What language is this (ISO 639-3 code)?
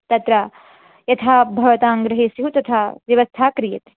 san